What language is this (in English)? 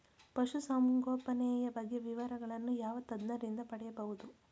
Kannada